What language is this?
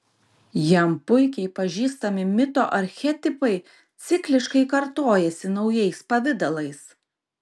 Lithuanian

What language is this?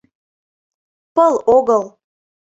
Mari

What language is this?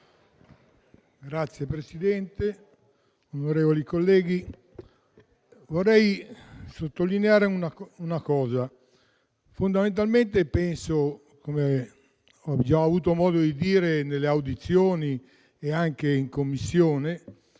Italian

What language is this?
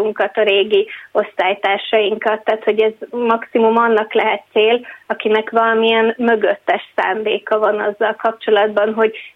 Hungarian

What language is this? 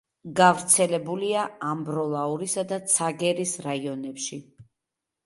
Georgian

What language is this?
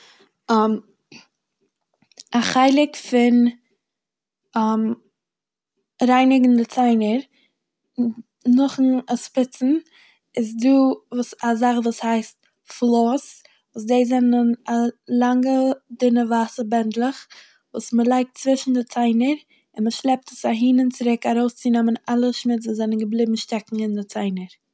Yiddish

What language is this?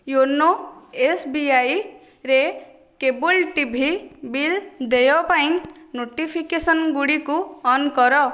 Odia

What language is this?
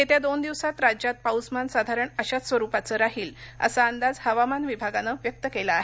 Marathi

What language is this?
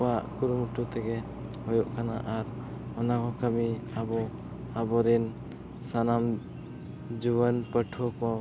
Santali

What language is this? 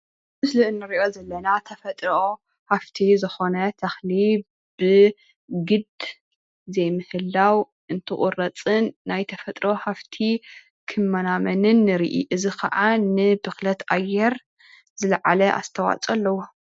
Tigrinya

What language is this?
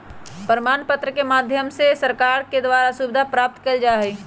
Magahi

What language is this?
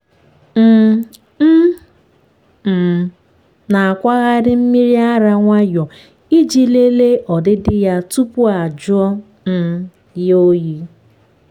Igbo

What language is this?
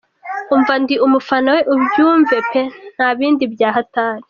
Kinyarwanda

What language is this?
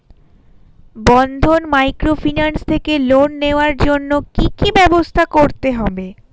Bangla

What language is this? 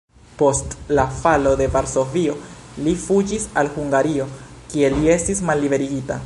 Esperanto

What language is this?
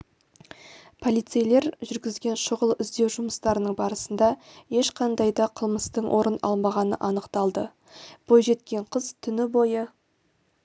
Kazakh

